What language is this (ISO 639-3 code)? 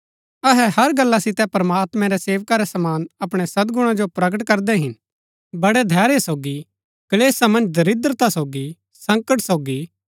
gbk